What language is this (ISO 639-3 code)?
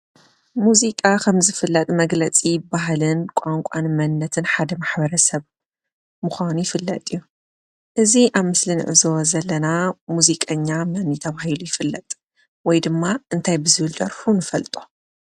tir